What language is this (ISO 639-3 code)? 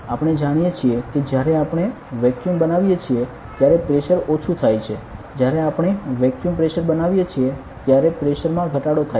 guj